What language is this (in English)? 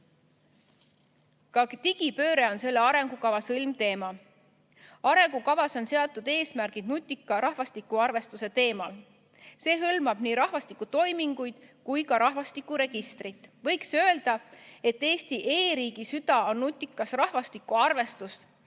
Estonian